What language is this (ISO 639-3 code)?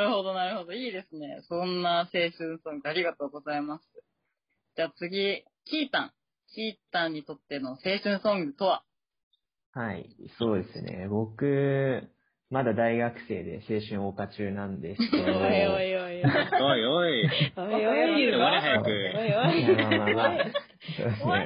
jpn